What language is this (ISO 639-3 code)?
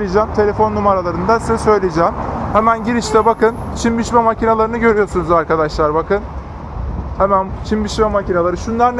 tur